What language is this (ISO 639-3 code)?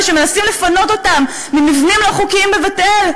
heb